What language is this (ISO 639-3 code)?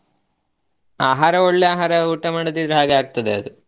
kan